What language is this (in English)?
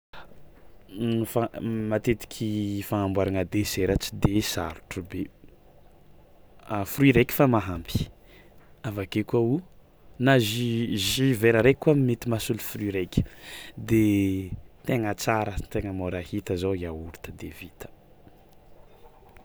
Tsimihety Malagasy